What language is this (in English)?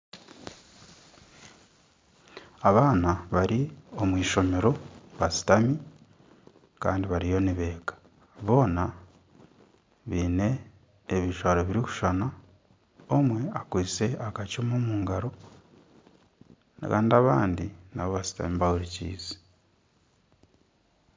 Nyankole